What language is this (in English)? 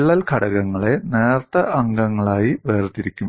Malayalam